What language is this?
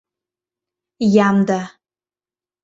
Mari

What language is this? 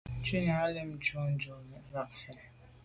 Medumba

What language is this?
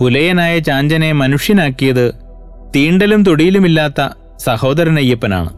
Malayalam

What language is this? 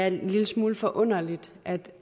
Danish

